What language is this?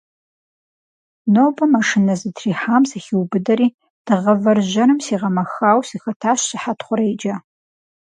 Kabardian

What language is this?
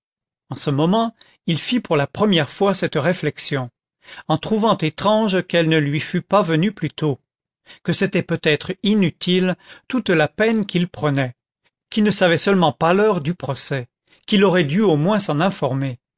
French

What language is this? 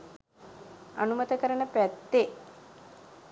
Sinhala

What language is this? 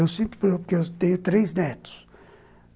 Portuguese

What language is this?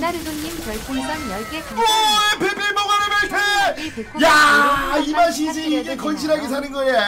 Korean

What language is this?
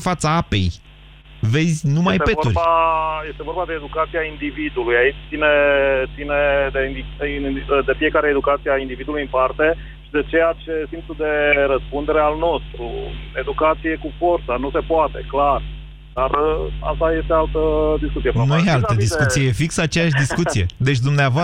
Romanian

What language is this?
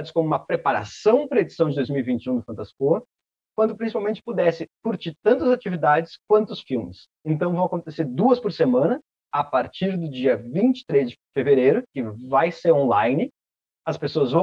Portuguese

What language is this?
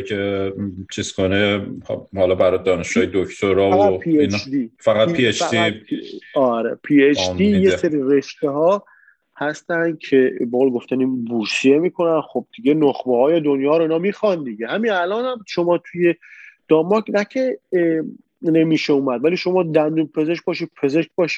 Persian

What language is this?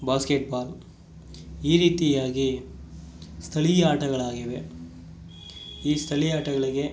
Kannada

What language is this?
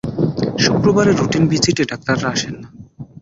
Bangla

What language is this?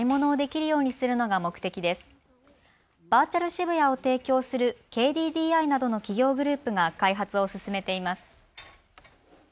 Japanese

